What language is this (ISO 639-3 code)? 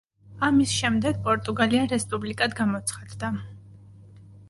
kat